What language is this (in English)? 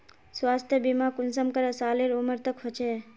Magahi